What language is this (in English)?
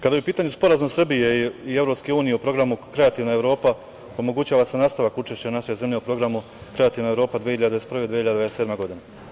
Serbian